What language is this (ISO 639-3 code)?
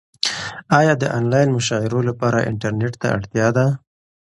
pus